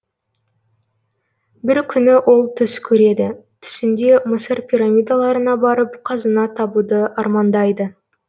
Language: Kazakh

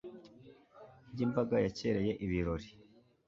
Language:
Kinyarwanda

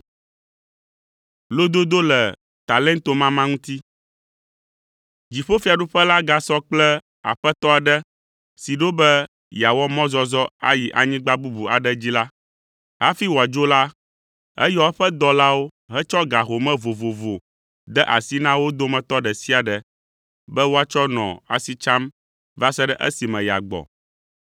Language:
Ewe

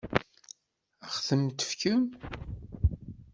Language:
Kabyle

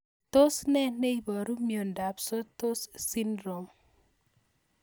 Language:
Kalenjin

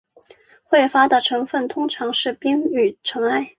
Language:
Chinese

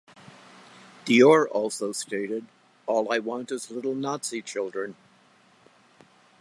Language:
English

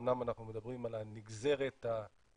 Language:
Hebrew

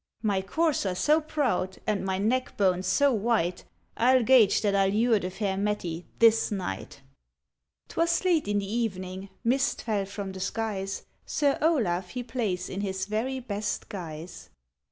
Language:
English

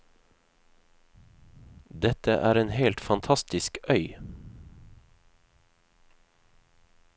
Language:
Norwegian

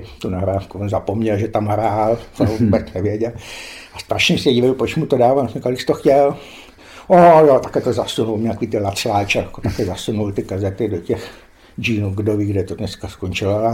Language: Czech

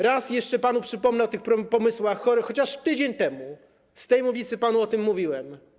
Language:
Polish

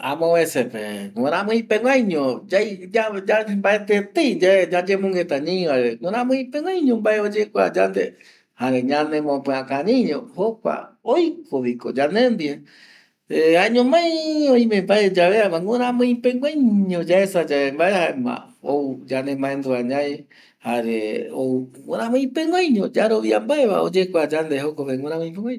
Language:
Eastern Bolivian Guaraní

